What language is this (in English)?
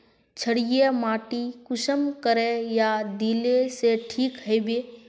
Magahi